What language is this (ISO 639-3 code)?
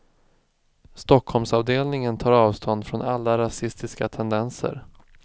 swe